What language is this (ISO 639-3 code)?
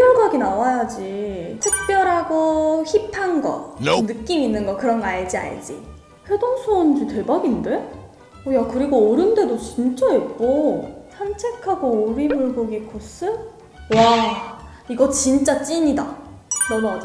kor